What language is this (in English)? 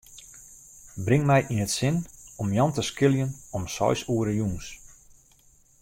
Western Frisian